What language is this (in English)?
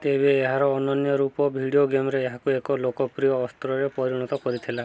Odia